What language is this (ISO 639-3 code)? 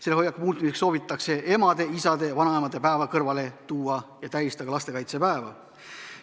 est